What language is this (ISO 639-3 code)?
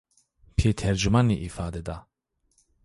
zza